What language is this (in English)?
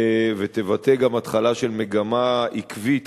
Hebrew